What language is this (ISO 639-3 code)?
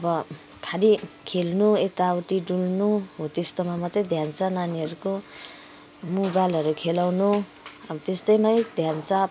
nep